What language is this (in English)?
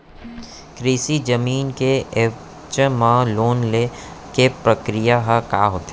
Chhattisgarhi